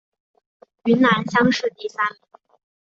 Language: Chinese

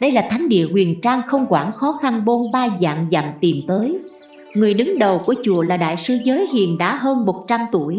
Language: Vietnamese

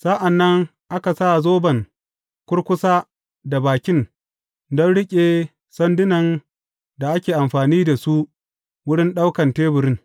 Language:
Hausa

